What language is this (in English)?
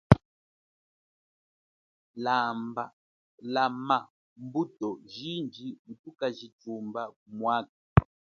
Chokwe